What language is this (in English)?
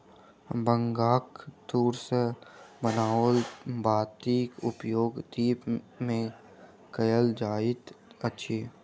Maithili